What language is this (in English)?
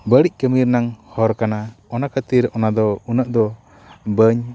Santali